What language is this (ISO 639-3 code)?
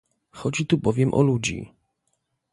pol